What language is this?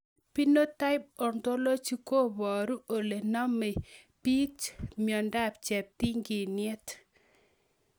Kalenjin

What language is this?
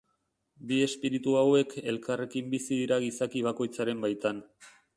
Basque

